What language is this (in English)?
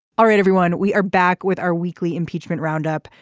English